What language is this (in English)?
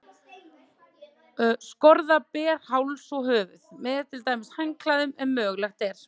Icelandic